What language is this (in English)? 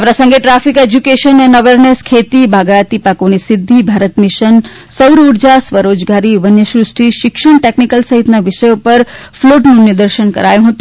Gujarati